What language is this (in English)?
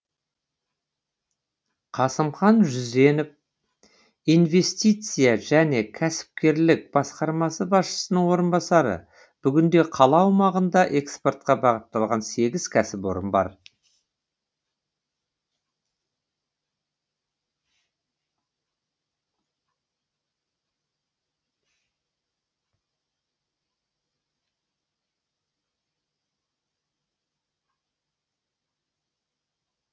Kazakh